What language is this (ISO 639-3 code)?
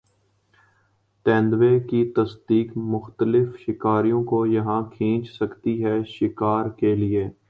urd